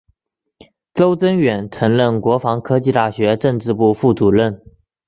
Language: Chinese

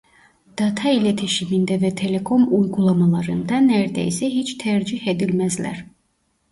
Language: Turkish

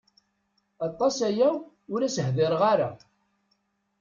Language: Kabyle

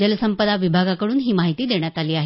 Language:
Marathi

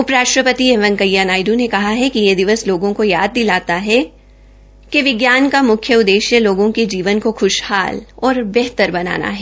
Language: Hindi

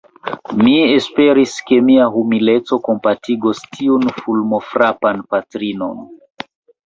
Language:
Esperanto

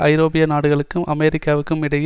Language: Tamil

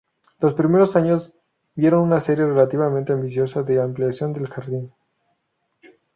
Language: Spanish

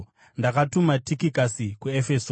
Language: Shona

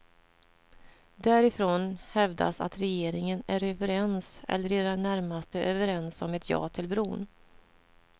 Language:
Swedish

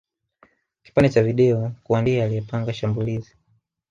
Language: Swahili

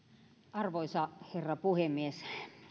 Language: Finnish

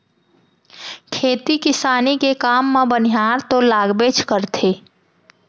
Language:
Chhattisgarhi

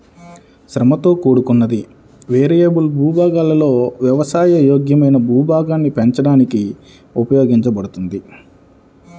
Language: Telugu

